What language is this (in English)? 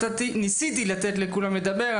Hebrew